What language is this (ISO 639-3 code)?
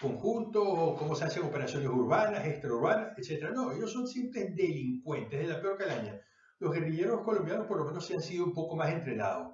spa